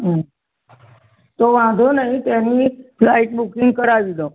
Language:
Gujarati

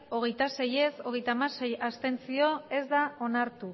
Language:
Basque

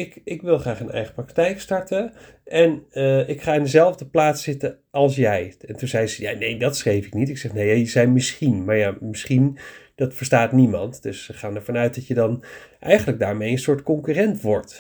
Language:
Dutch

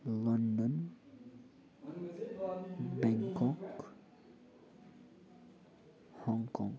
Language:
Nepali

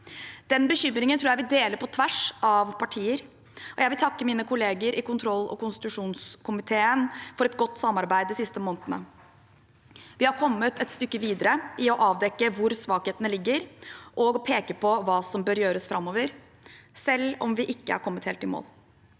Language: Norwegian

